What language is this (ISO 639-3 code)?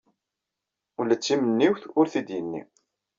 kab